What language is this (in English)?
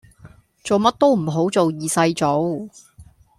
Cantonese